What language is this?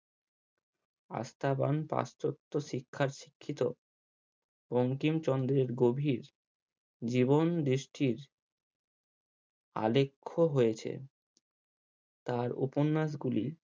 Bangla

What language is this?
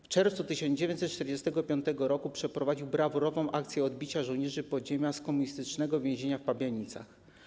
Polish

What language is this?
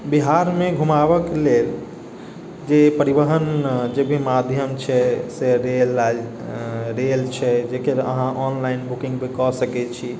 Maithili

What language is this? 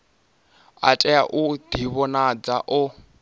Venda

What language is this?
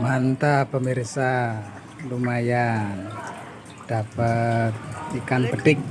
Indonesian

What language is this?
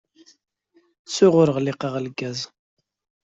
Kabyle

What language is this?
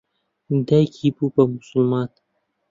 Central Kurdish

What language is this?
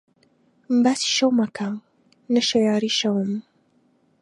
Central Kurdish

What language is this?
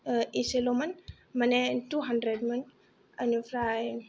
Bodo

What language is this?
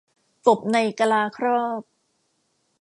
Thai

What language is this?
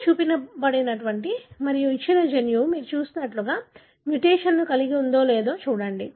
Telugu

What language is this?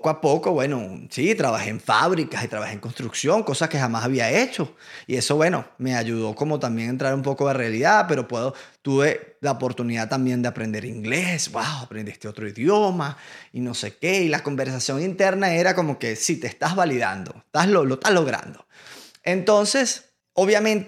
Spanish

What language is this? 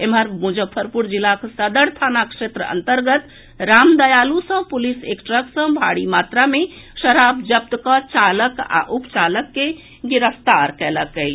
Maithili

